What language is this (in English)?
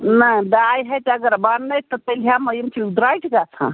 Kashmiri